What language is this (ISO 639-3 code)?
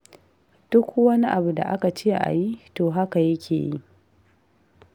hau